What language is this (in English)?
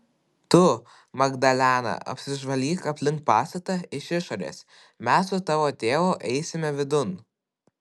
Lithuanian